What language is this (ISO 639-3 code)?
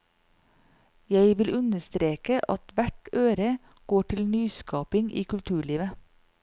nor